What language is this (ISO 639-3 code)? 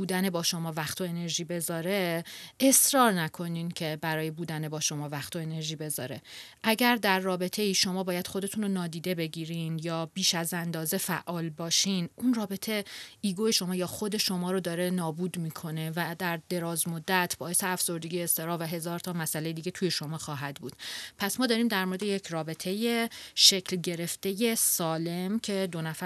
fas